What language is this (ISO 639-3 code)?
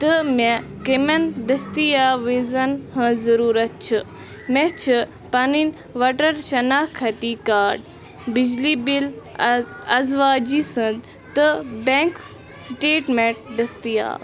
kas